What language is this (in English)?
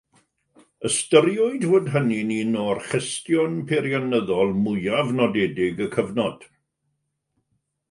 Welsh